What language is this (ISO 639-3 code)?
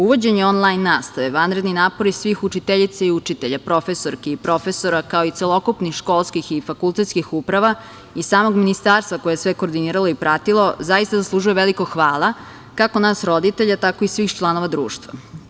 srp